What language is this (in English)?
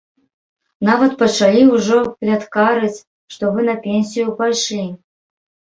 Belarusian